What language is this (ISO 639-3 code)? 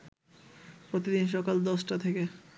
ben